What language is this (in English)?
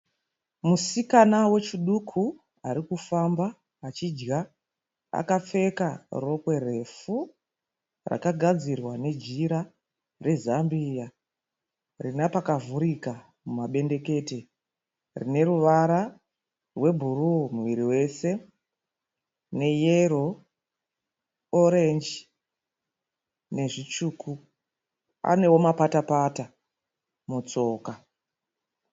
Shona